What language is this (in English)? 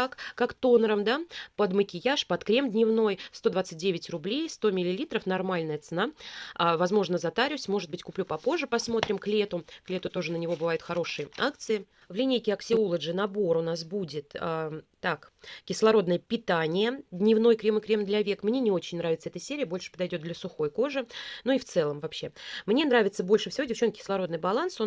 Russian